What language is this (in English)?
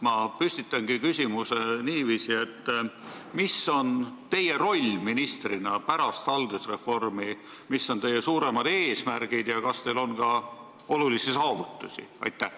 Estonian